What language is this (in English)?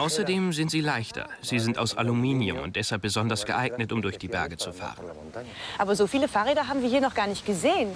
German